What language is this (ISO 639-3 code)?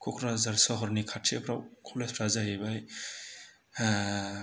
brx